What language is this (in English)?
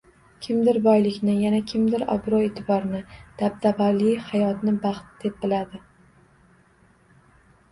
Uzbek